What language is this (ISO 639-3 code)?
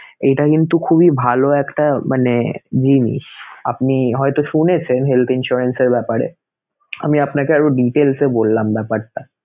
ben